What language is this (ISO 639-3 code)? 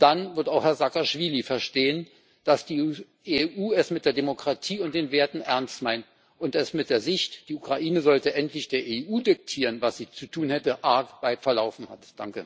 deu